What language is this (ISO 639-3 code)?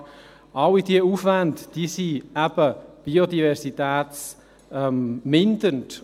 gsw